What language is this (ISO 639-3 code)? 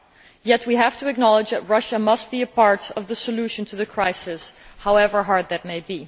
eng